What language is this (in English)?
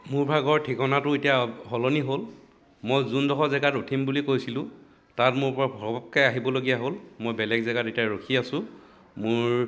Assamese